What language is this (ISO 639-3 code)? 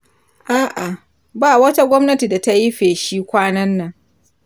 hau